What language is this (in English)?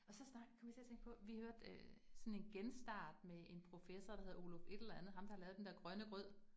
Danish